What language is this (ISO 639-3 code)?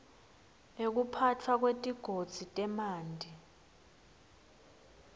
ssw